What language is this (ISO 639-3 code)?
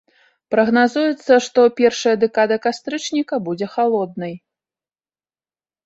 bel